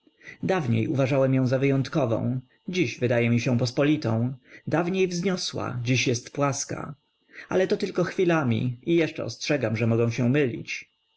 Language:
Polish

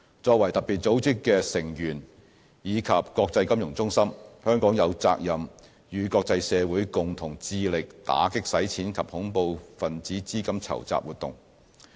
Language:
Cantonese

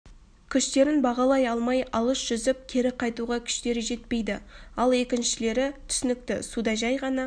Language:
Kazakh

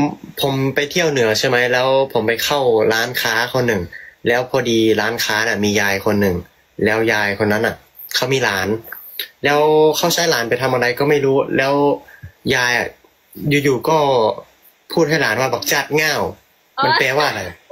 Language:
Thai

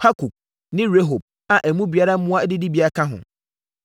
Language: Akan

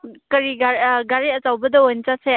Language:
Manipuri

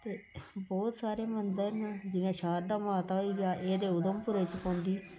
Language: Dogri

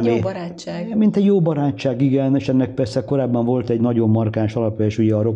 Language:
Hungarian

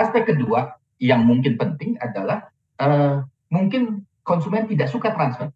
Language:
Indonesian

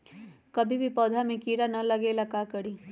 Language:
Magahi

